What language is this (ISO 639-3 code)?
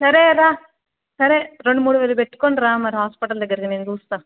tel